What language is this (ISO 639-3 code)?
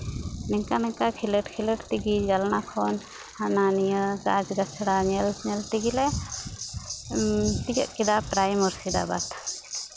sat